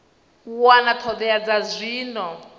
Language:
Venda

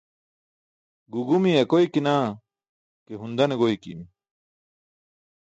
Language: Burushaski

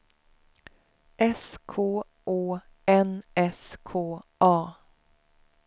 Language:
Swedish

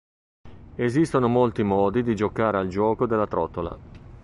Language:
Italian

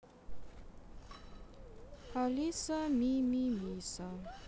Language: Russian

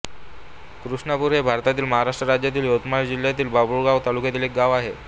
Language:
Marathi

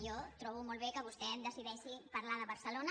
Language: Catalan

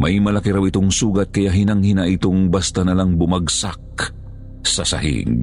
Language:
Filipino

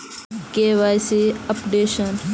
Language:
Magahi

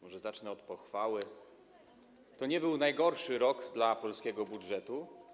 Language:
Polish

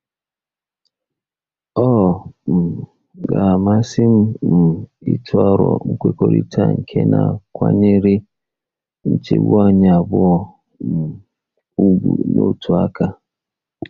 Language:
Igbo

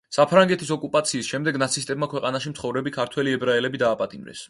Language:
Georgian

